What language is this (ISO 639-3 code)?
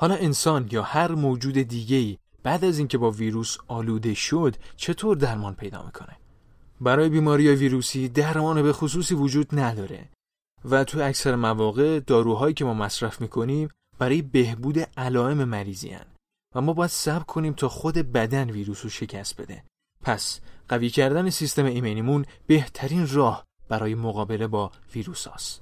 fas